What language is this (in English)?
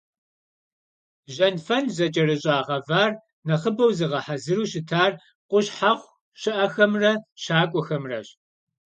Kabardian